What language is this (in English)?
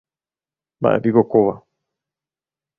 Guarani